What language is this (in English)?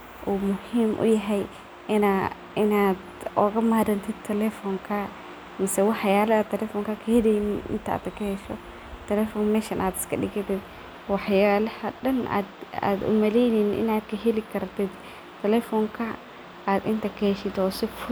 Somali